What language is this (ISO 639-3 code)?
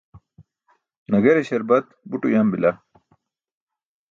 bsk